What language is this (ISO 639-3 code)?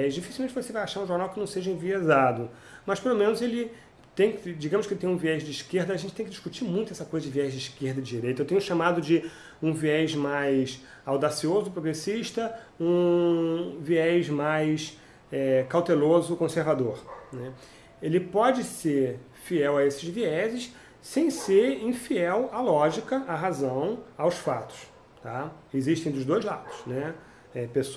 por